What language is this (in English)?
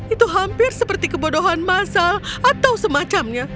Indonesian